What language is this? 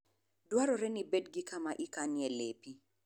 Luo (Kenya and Tanzania)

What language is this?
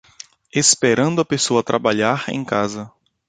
Portuguese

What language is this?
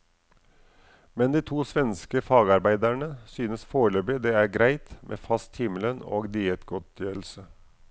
Norwegian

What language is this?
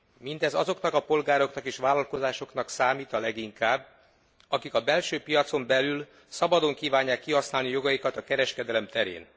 Hungarian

